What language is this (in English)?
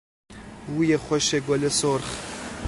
Persian